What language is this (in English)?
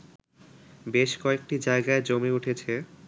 Bangla